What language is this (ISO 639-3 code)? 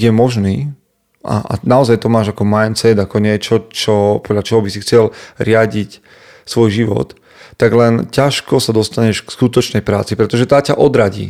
slk